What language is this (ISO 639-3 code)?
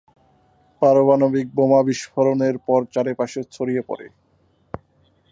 ben